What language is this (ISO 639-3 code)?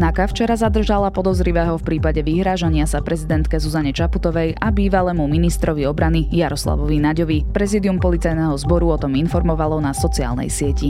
slk